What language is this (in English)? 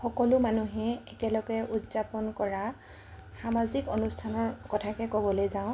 Assamese